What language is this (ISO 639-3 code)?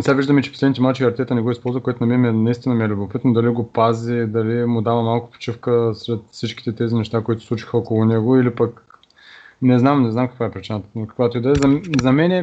bul